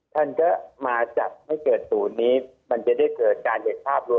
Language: Thai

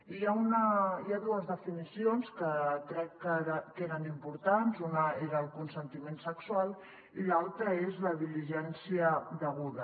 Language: Catalan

